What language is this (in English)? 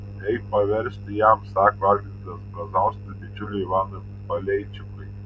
Lithuanian